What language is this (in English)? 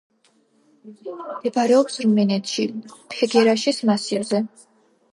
Georgian